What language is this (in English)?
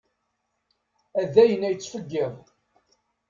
Kabyle